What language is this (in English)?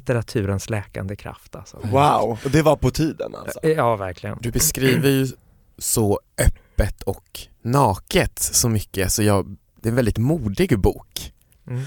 Swedish